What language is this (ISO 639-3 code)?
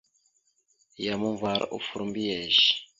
mxu